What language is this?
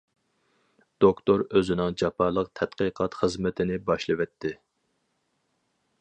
Uyghur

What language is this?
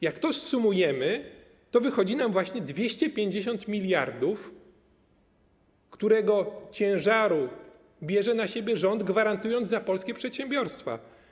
Polish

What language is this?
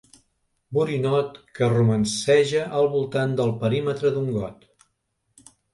Catalan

